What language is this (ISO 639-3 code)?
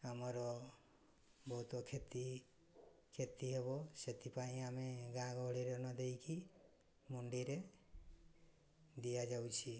ori